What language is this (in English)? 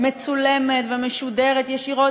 Hebrew